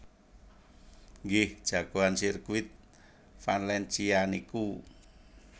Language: Javanese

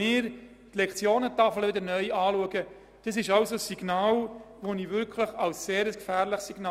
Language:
Swiss German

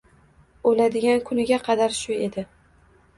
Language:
Uzbek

